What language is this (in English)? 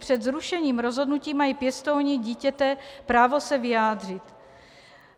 Czech